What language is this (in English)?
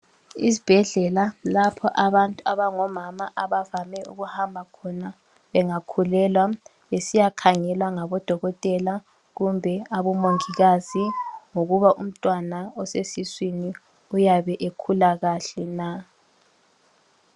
North Ndebele